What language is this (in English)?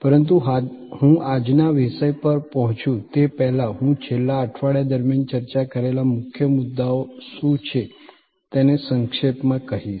Gujarati